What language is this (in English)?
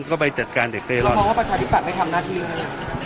Thai